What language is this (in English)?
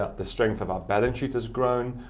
English